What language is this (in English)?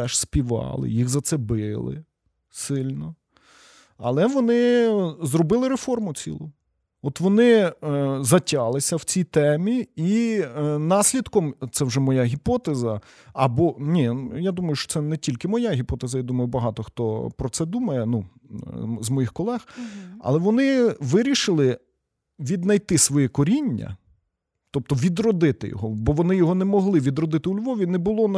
Ukrainian